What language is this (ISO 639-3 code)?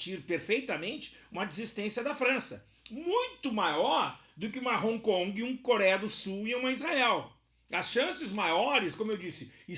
por